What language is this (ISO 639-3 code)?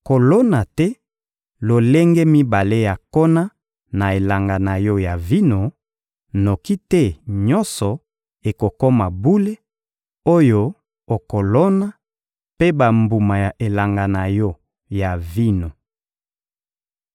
lin